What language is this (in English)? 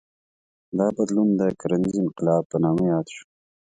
Pashto